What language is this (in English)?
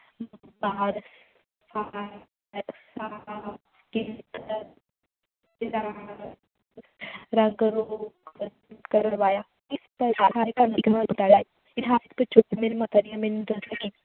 Punjabi